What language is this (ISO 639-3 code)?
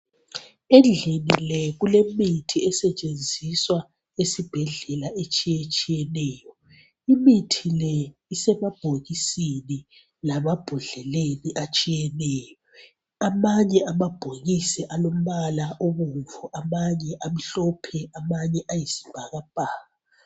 nde